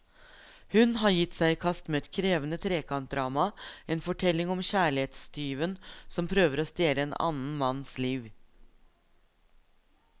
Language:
Norwegian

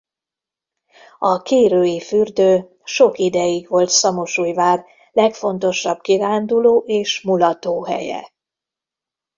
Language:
Hungarian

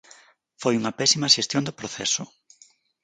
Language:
Galician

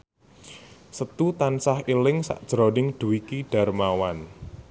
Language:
Javanese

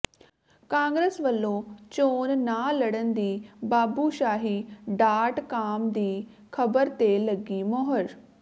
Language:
Punjabi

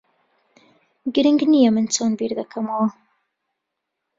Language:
Central Kurdish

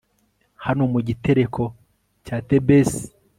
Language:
Kinyarwanda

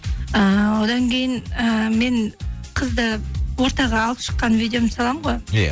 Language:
Kazakh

